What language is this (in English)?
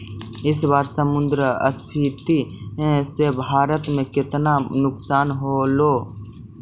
Magahi